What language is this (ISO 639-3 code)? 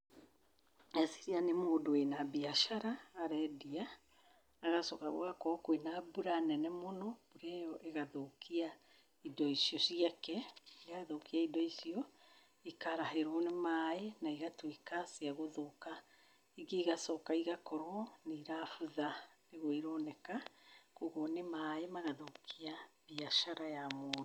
kik